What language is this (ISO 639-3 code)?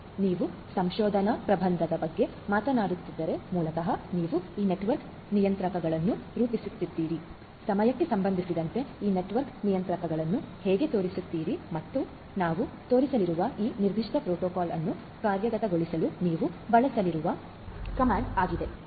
kan